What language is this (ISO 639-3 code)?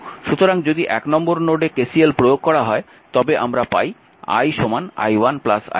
ben